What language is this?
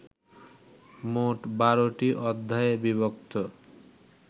Bangla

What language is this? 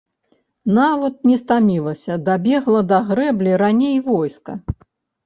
Belarusian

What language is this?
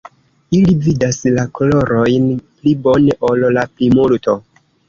Esperanto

